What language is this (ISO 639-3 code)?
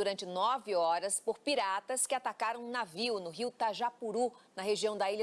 por